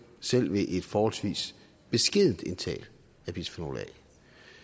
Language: Danish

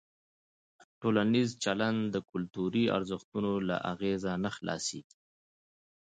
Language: Pashto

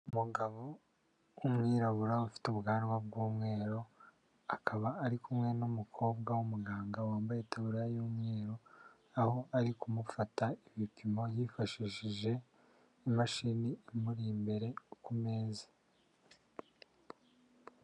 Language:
Kinyarwanda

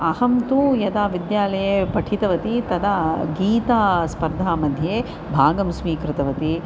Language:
Sanskrit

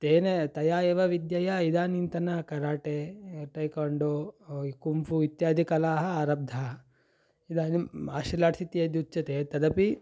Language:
Sanskrit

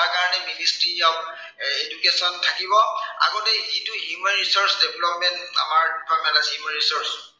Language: Assamese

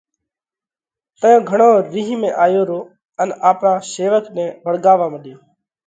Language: Parkari Koli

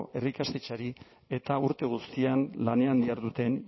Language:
Basque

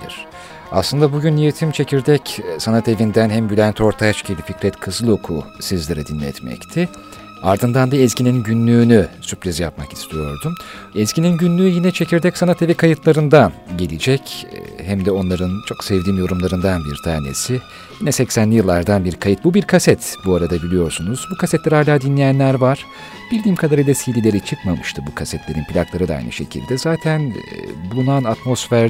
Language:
Turkish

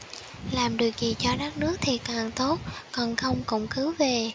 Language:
Vietnamese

